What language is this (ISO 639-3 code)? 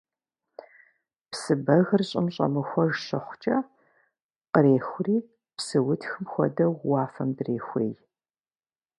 kbd